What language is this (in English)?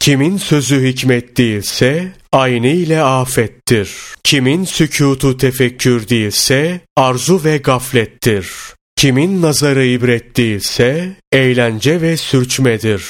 Turkish